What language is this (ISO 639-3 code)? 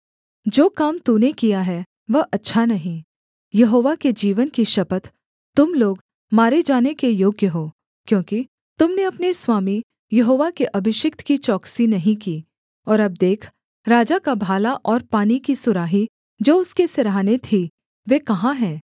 hin